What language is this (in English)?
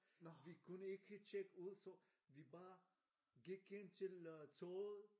Danish